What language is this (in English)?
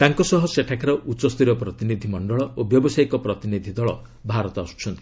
Odia